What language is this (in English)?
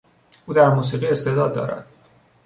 Persian